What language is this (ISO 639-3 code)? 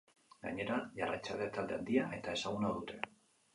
eus